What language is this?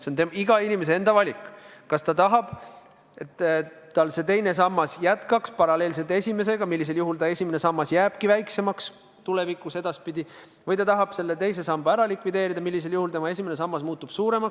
Estonian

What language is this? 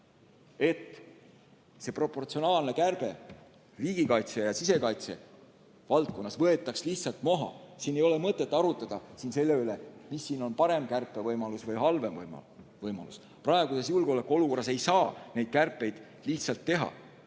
Estonian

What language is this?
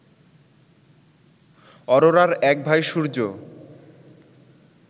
Bangla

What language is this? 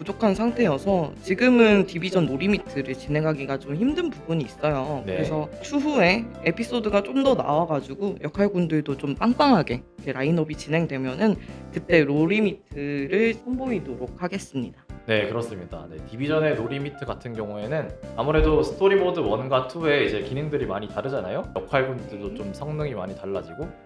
Korean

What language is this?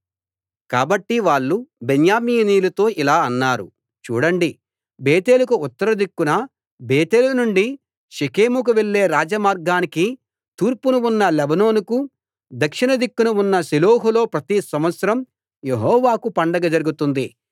Telugu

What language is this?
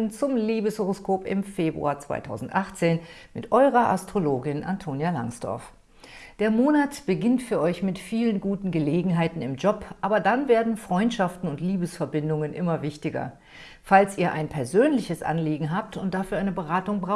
German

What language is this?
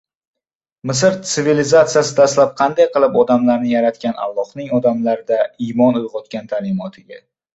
Uzbek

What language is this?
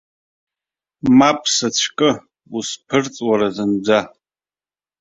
Abkhazian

